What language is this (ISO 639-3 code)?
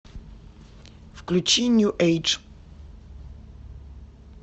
rus